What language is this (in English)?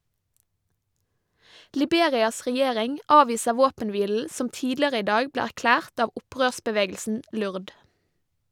Norwegian